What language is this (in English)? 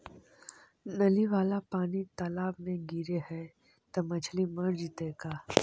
Magahi